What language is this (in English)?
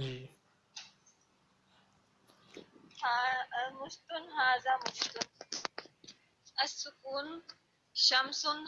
Urdu